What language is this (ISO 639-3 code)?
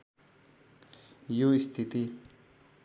nep